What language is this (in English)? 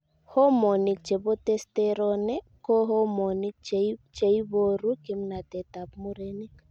Kalenjin